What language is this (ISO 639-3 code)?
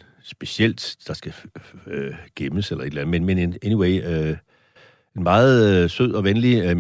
dan